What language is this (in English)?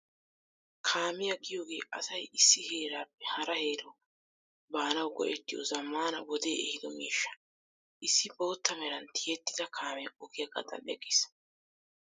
Wolaytta